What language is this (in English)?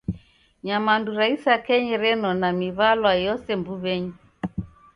Taita